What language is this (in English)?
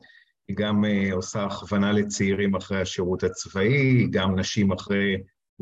Hebrew